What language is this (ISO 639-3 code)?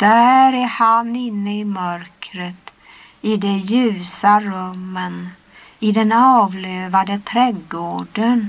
swe